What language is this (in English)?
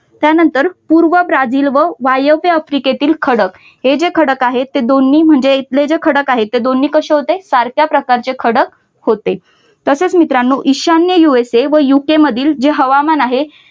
Marathi